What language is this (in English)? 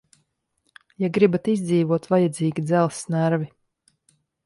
Latvian